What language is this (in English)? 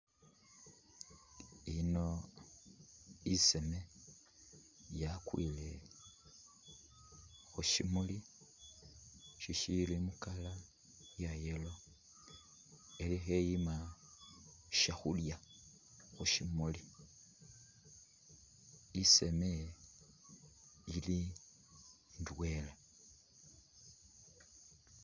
Masaaba